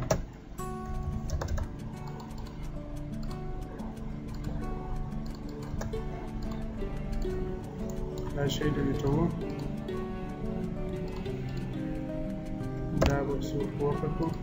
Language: Romanian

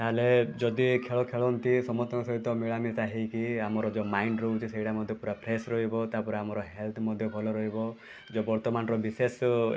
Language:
Odia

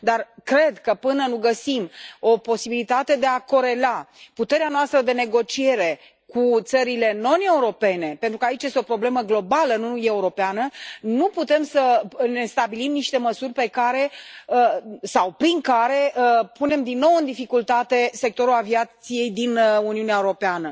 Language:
Romanian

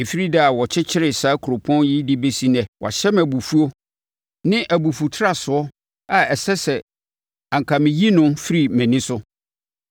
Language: Akan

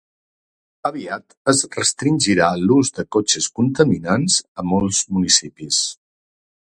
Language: Catalan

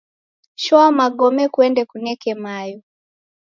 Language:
Taita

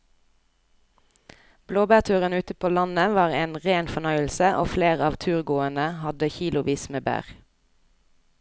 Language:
Norwegian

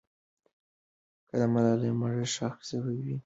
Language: Pashto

